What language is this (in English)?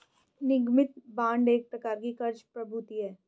Hindi